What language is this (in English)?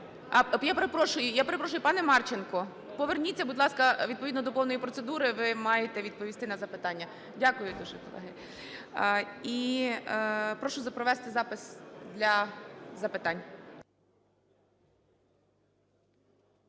Ukrainian